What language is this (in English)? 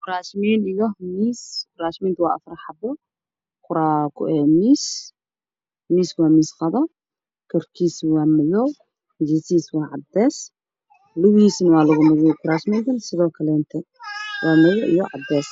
Somali